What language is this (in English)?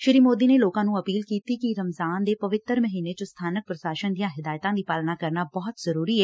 Punjabi